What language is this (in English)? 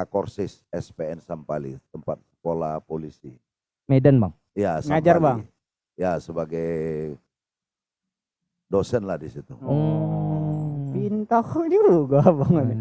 Indonesian